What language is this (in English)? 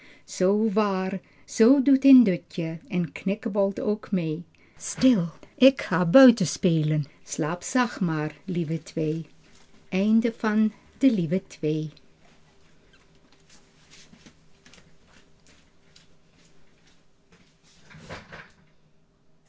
Dutch